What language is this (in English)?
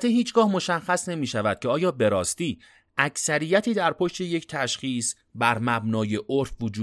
Persian